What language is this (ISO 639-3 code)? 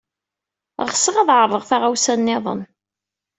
kab